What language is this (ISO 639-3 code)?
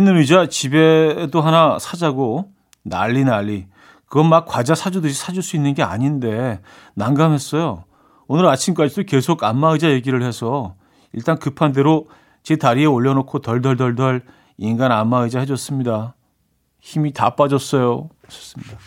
kor